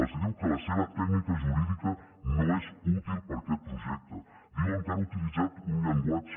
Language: Catalan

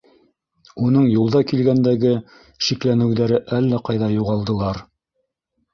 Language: Bashkir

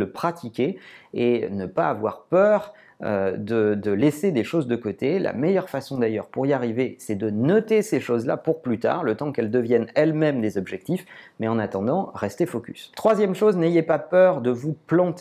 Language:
French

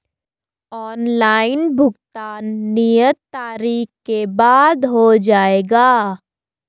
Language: Hindi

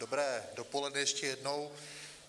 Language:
Czech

